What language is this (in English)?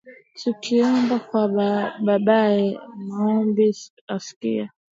Swahili